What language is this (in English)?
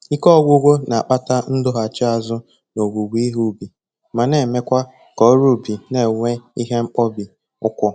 Igbo